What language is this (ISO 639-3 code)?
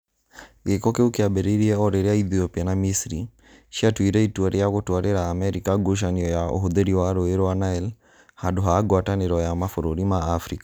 kik